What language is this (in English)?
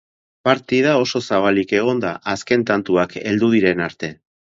Basque